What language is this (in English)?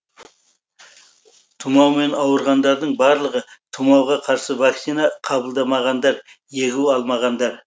Kazakh